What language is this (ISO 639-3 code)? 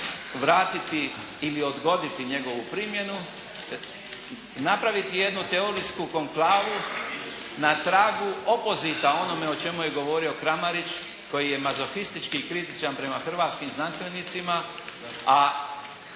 hrv